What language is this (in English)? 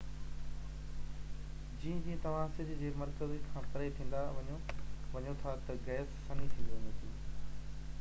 Sindhi